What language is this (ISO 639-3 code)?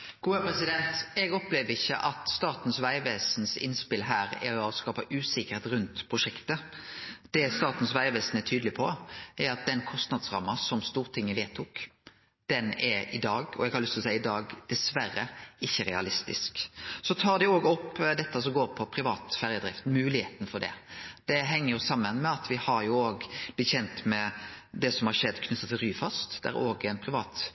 nor